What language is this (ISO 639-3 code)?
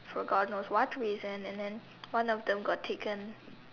eng